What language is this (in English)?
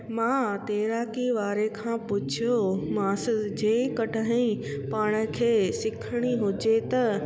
Sindhi